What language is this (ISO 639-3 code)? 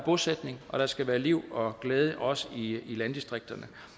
dan